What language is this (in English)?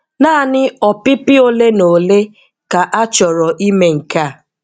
Igbo